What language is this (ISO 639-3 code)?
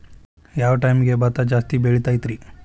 kan